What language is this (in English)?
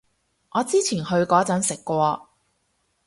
Cantonese